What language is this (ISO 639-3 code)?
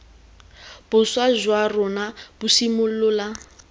tsn